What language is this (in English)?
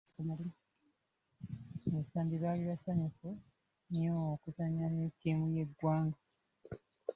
Ganda